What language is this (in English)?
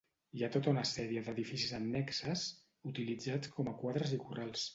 Catalan